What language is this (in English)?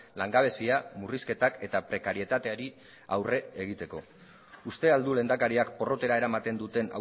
Basque